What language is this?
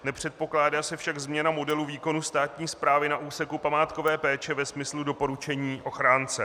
Czech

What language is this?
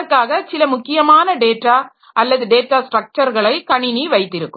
Tamil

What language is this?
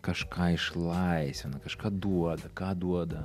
Lithuanian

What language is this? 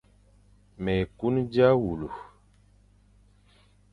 Fang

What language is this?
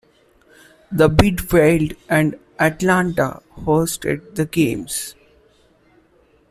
English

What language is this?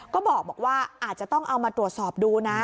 Thai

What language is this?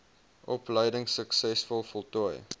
Afrikaans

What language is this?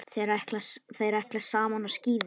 Icelandic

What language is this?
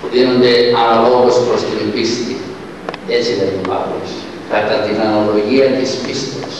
Greek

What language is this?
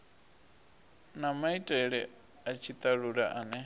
Venda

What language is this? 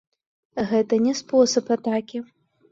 Belarusian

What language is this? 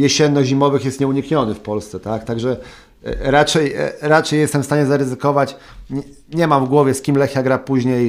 Polish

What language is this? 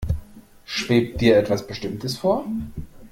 German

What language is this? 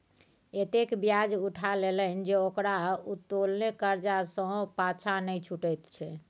Maithili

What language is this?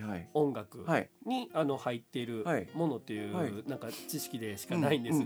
Japanese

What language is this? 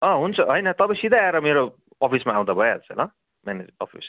Nepali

